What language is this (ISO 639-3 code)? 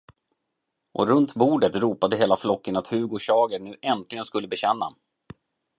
swe